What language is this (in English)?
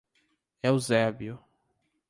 Portuguese